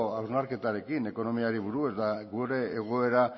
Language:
Basque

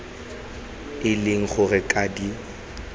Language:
Tswana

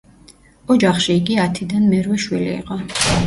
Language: Georgian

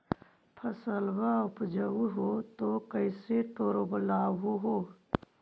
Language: Magahi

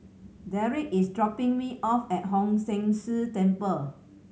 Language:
English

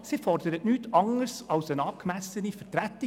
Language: Swiss German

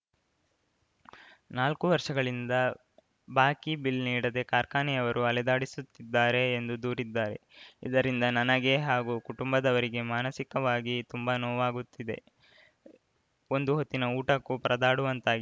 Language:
Kannada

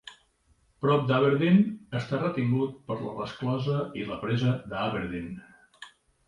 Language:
Catalan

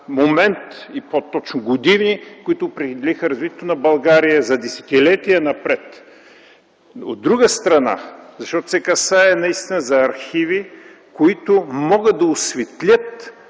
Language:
Bulgarian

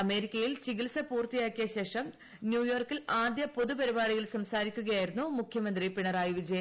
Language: Malayalam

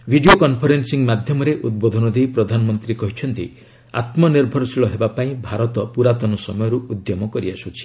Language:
Odia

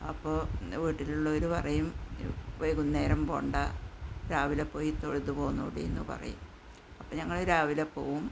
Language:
Malayalam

